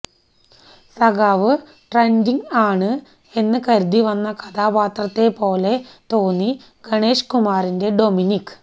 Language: Malayalam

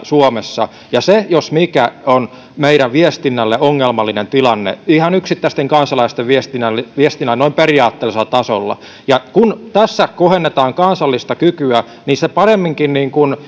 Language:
Finnish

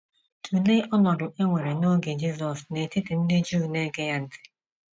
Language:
Igbo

